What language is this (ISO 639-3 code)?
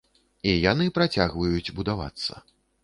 bel